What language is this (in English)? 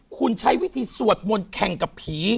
Thai